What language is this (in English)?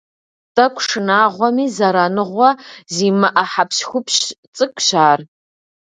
Kabardian